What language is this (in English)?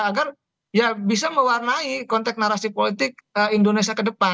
Indonesian